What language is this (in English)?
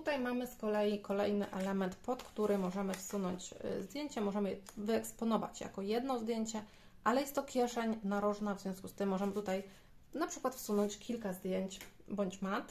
Polish